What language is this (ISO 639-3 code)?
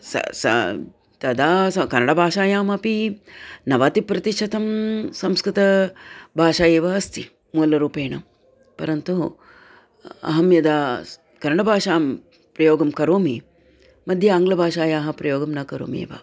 san